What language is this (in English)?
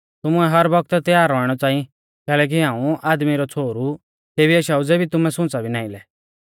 Mahasu Pahari